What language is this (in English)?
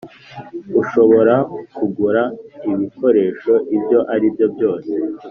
Kinyarwanda